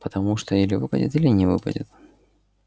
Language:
Russian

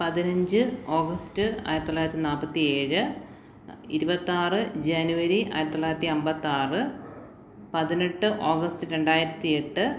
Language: Malayalam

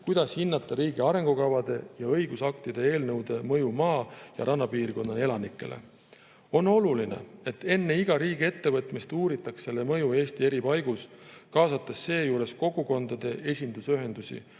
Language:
Estonian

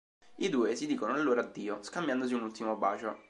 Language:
Italian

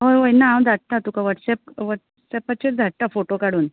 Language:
Konkani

